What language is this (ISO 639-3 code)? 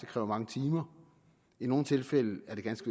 dan